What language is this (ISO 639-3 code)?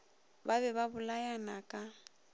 nso